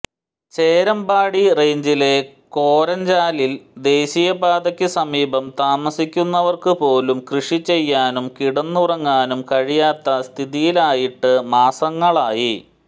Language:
Malayalam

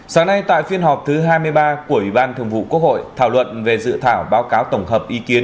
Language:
Vietnamese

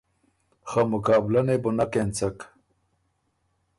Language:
Ormuri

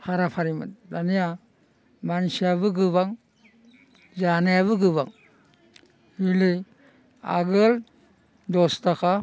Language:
Bodo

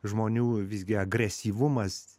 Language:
Lithuanian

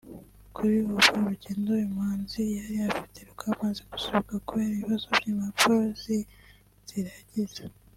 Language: Kinyarwanda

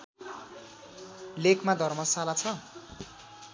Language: Nepali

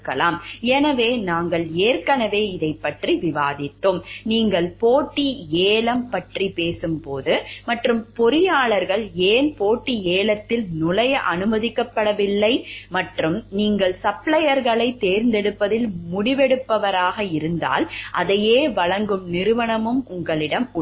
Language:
Tamil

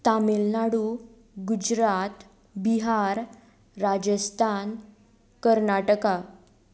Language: Konkani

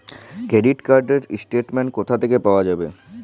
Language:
Bangla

